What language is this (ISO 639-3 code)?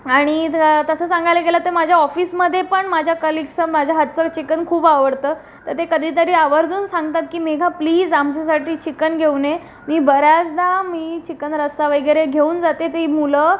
mar